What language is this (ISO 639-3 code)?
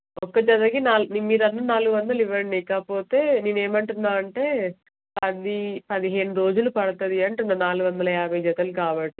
tel